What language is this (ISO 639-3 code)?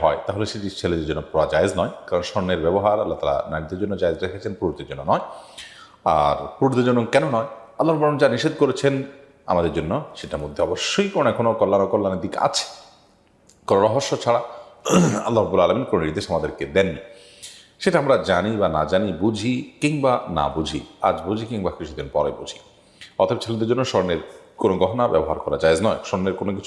ben